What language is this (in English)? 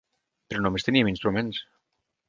Catalan